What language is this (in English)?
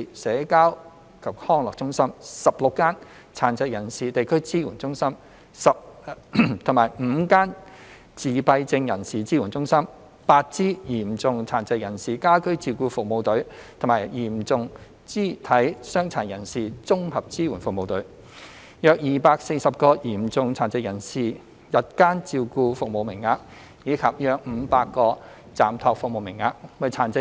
Cantonese